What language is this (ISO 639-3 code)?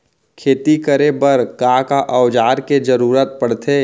hne